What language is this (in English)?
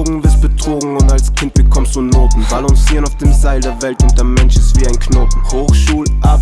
German